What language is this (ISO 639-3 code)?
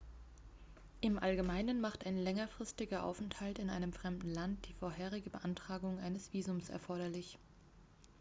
deu